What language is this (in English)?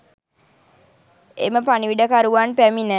Sinhala